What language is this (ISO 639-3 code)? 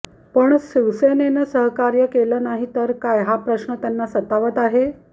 mar